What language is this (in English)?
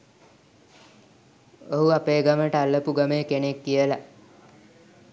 Sinhala